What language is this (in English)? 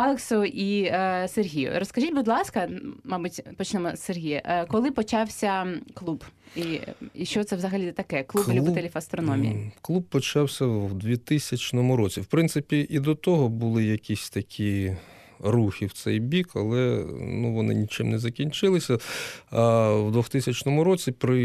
Ukrainian